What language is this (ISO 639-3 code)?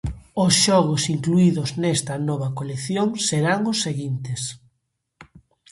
glg